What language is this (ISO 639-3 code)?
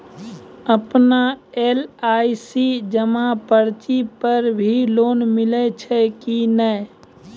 mai